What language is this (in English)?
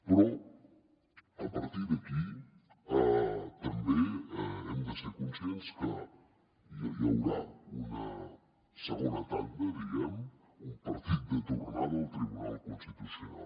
Catalan